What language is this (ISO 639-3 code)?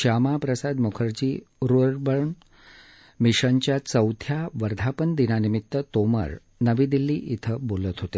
mar